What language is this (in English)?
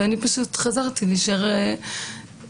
Hebrew